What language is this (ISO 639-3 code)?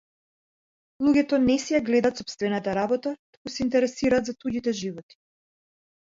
mkd